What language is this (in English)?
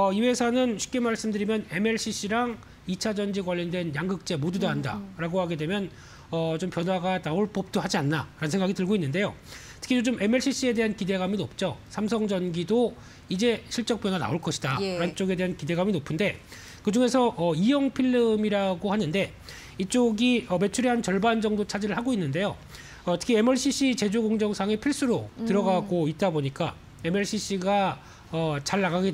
Korean